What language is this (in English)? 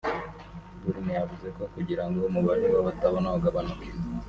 Kinyarwanda